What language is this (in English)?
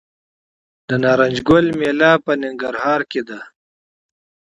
Pashto